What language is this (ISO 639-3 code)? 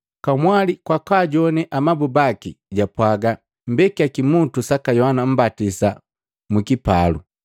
mgv